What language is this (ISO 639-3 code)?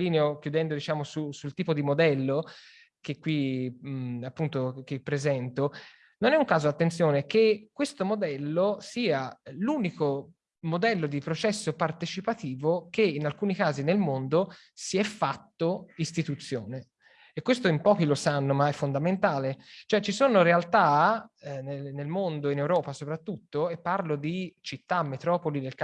ita